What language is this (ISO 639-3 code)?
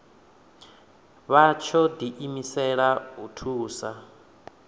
ven